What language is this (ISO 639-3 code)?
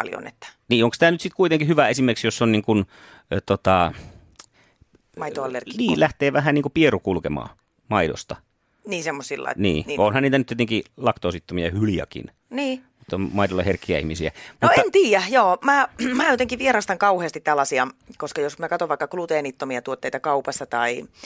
fin